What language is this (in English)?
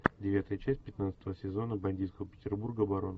Russian